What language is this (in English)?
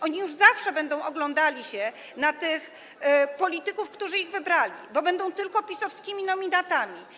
Polish